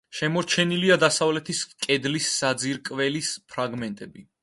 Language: Georgian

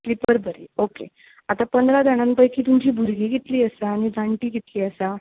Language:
Konkani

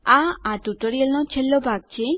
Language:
Gujarati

